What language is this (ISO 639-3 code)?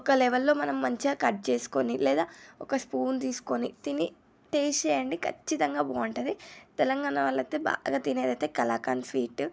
tel